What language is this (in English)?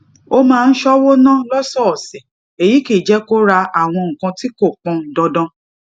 Yoruba